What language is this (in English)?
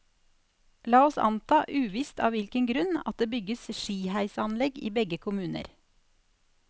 Norwegian